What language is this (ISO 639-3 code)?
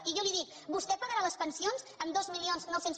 cat